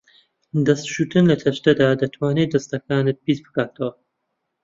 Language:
Central Kurdish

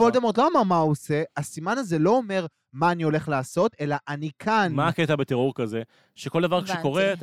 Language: Hebrew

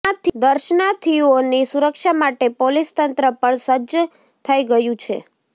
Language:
Gujarati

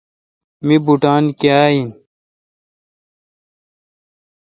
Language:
Kalkoti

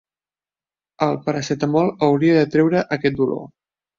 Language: Catalan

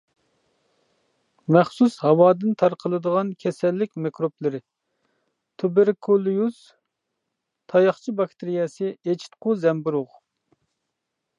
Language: Uyghur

